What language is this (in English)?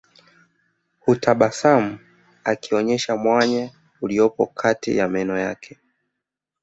Swahili